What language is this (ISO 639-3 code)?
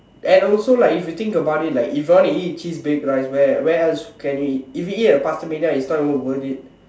eng